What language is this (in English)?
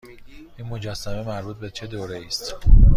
Persian